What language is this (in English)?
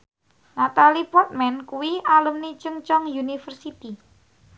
Javanese